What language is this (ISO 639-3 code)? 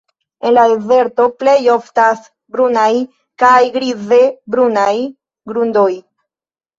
epo